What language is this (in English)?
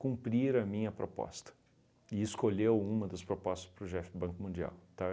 Portuguese